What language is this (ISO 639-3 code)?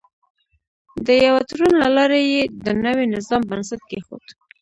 pus